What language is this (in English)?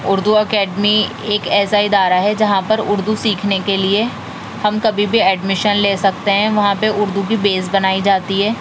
Urdu